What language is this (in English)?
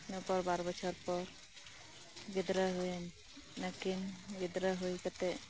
Santali